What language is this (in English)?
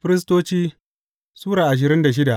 Hausa